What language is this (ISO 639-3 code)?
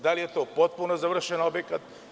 srp